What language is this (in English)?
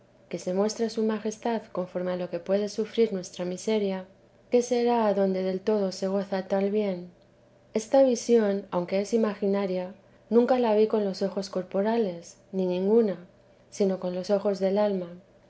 Spanish